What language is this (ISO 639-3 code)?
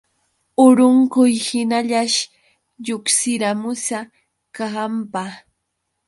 qux